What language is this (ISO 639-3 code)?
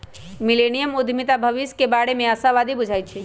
mag